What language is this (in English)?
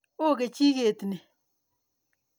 Kalenjin